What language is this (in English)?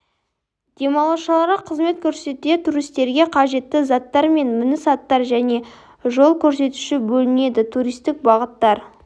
Kazakh